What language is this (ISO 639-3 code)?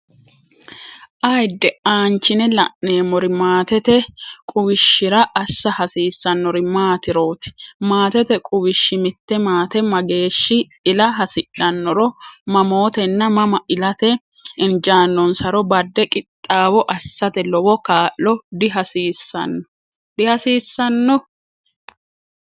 sid